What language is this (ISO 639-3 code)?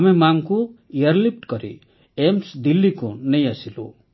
ori